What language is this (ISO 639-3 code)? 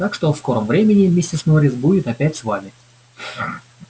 rus